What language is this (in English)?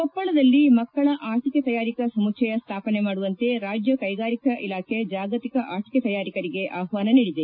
Kannada